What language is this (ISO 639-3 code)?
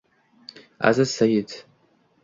uzb